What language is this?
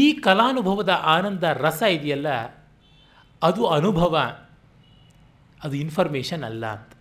Kannada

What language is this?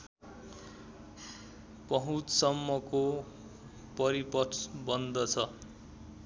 Nepali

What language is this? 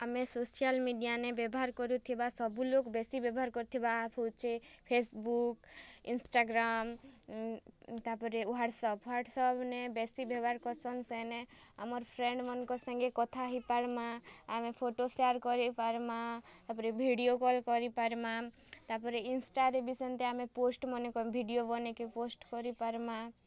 Odia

